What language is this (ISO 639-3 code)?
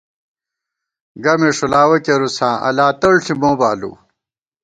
gwt